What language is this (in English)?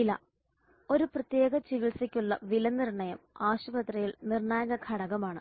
Malayalam